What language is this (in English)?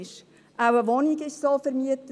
Swiss German